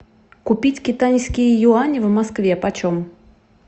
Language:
Russian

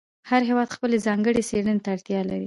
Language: Pashto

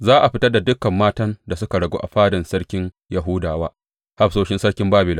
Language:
Hausa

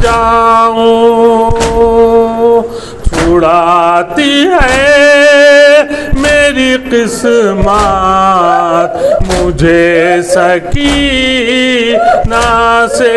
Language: Turkish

